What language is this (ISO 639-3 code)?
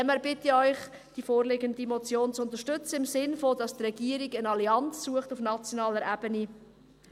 gsw